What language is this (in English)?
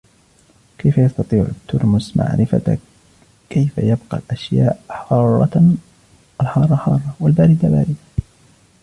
Arabic